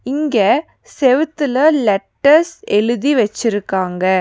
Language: Tamil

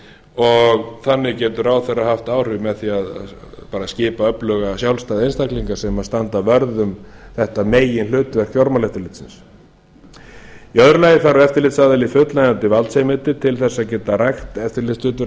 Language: Icelandic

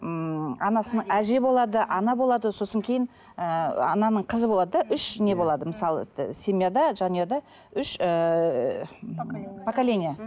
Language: Kazakh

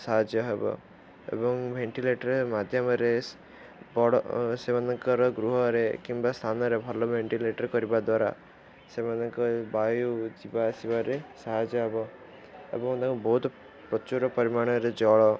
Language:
Odia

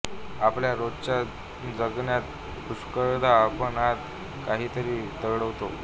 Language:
Marathi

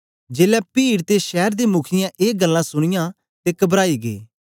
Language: Dogri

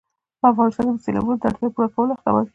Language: Pashto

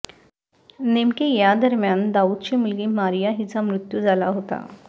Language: Marathi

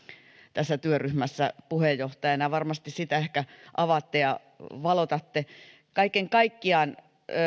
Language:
Finnish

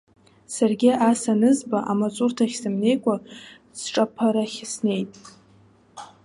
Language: Abkhazian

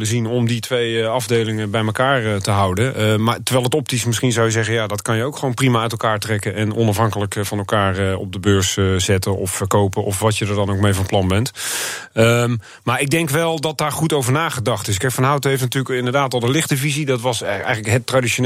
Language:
Dutch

